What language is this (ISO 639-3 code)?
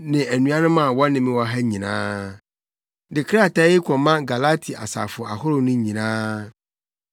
aka